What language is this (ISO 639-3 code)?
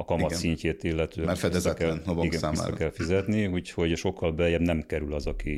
hun